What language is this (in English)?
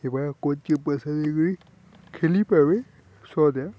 Odia